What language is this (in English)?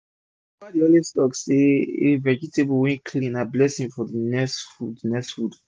Nigerian Pidgin